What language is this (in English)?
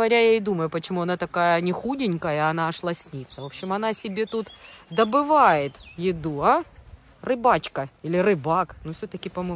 Russian